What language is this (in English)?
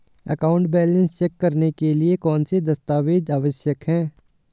Hindi